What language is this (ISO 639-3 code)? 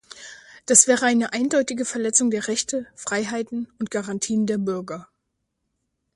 deu